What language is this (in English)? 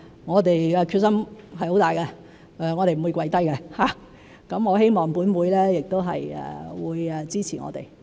Cantonese